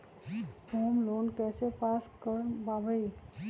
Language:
Magahi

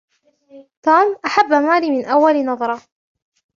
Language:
Arabic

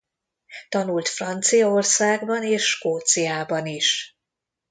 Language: Hungarian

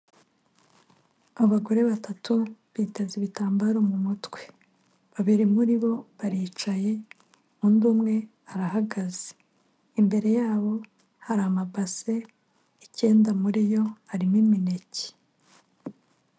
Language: Kinyarwanda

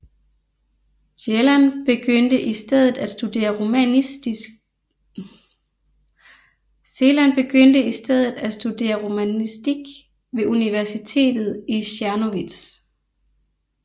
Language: Danish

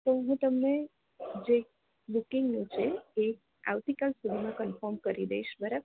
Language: Gujarati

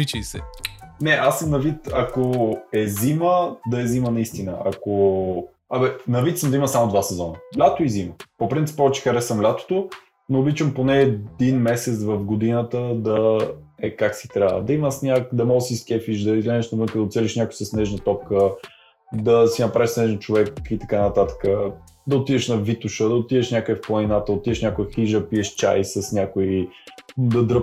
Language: Bulgarian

